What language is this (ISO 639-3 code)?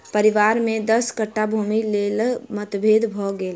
mai